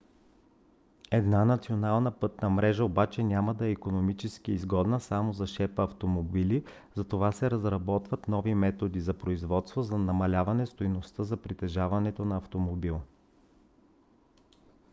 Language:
Bulgarian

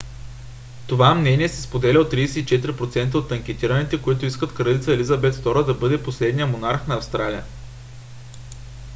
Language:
Bulgarian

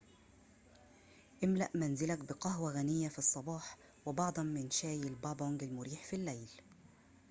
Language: Arabic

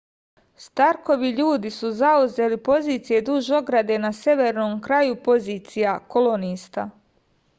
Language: Serbian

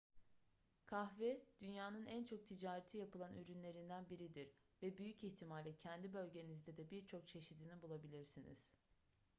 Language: Turkish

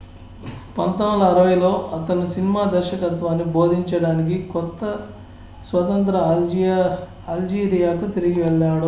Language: Telugu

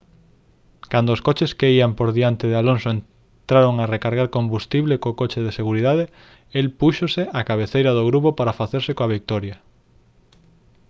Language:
Galician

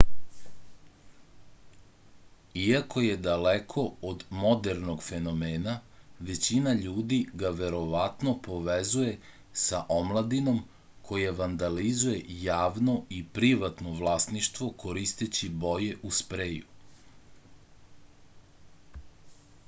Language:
Serbian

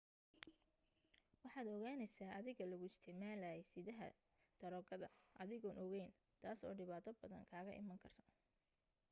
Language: Somali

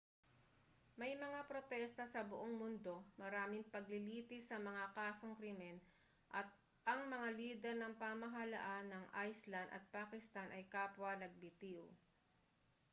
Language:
Filipino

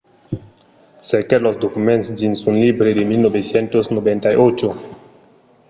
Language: Occitan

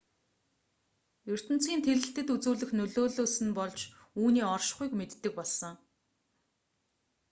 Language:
Mongolian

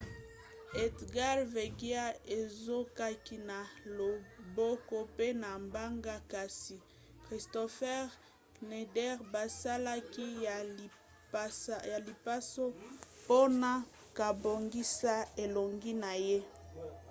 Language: Lingala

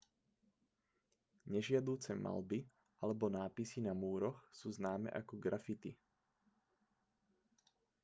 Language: Slovak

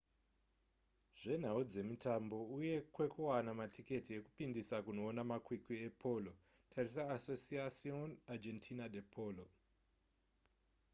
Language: Shona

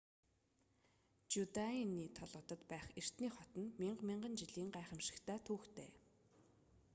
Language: Mongolian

